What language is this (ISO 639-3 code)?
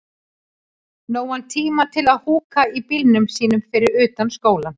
isl